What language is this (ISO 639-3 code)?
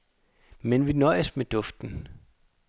dan